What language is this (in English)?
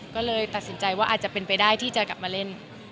Thai